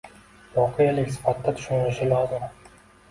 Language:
Uzbek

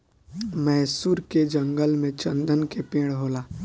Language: Bhojpuri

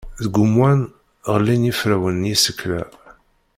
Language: Kabyle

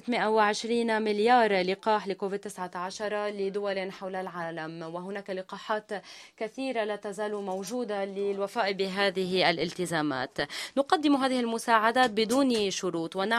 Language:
Arabic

